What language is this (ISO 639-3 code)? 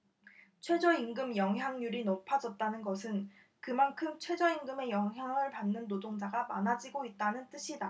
kor